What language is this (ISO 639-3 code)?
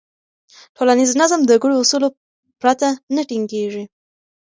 pus